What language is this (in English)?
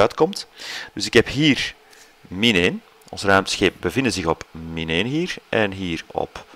Dutch